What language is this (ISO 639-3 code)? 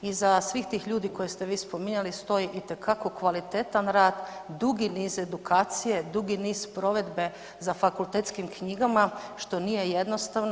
hrv